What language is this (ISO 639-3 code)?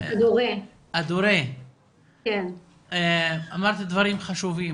heb